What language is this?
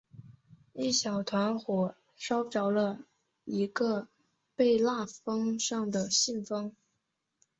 Chinese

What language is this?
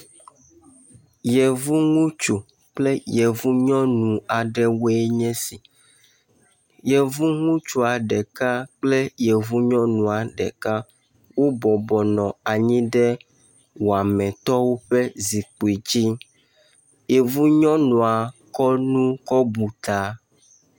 Ewe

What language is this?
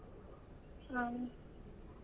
Kannada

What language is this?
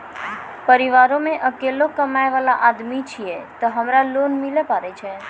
Maithili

